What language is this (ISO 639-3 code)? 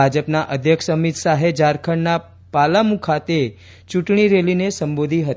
guj